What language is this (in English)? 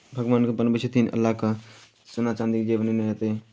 Maithili